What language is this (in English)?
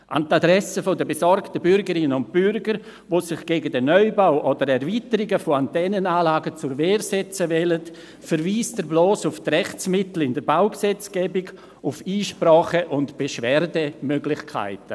Swiss German